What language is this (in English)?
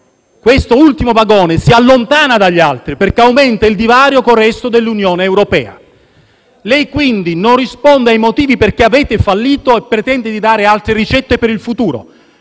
Italian